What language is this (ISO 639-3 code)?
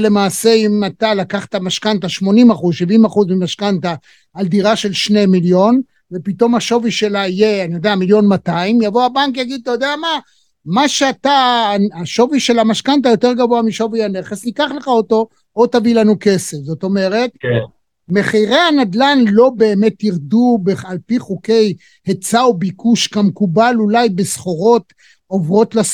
heb